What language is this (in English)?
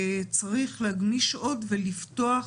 Hebrew